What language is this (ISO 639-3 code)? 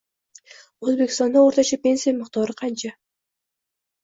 uzb